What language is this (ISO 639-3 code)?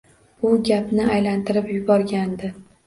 uzb